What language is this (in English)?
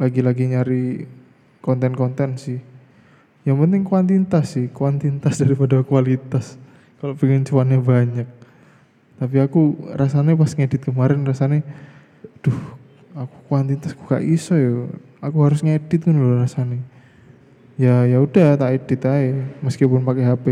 Indonesian